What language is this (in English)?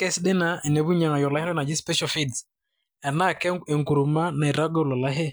Masai